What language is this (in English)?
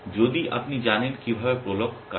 Bangla